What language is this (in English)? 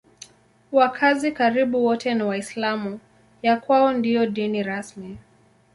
Swahili